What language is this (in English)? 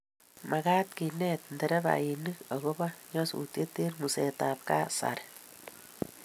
Kalenjin